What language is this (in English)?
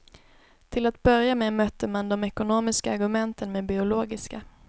Swedish